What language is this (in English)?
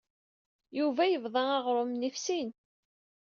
Kabyle